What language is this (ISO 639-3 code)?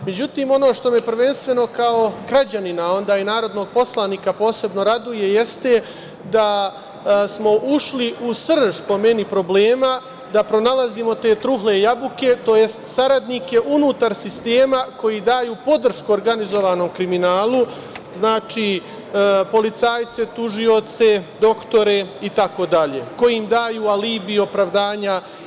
srp